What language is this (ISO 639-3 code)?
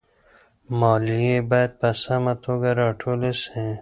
pus